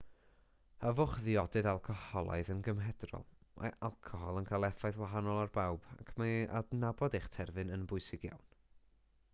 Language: Welsh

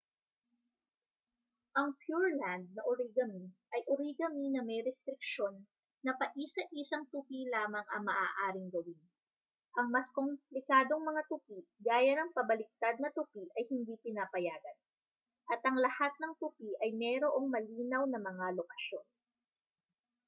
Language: Filipino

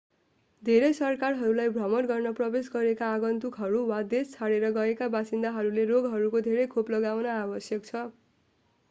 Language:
Nepali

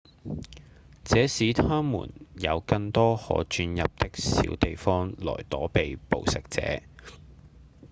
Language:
Cantonese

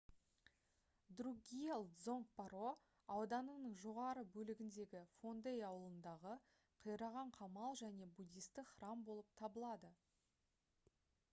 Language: Kazakh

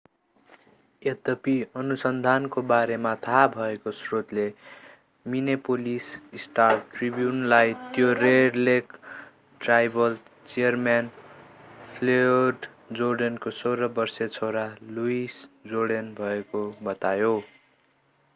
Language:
Nepali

